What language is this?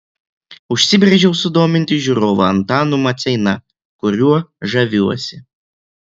Lithuanian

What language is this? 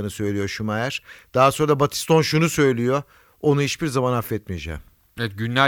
Turkish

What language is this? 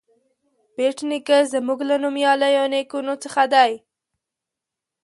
Pashto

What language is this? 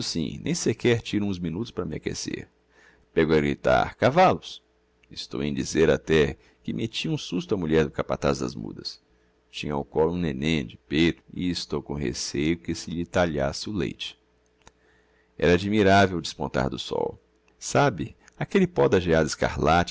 Portuguese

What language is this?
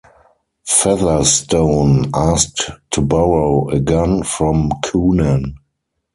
English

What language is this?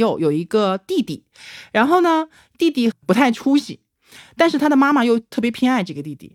Chinese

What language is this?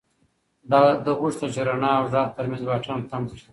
Pashto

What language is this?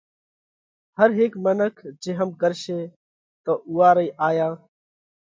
Parkari Koli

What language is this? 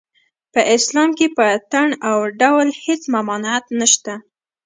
Pashto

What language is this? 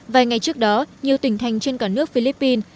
Vietnamese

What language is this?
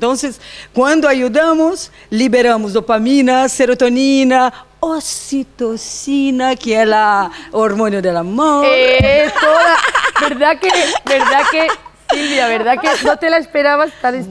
Spanish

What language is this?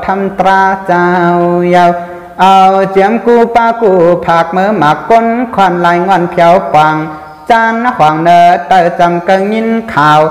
Thai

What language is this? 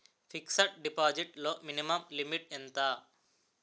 Telugu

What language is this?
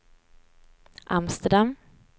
Swedish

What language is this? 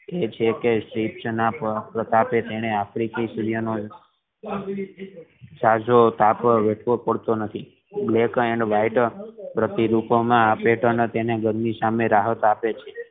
Gujarati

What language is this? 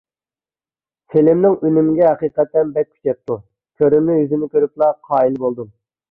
Uyghur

